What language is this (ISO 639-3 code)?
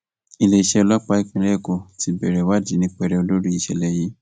yor